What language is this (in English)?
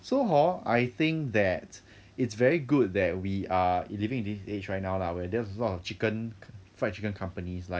English